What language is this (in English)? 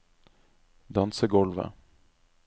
Norwegian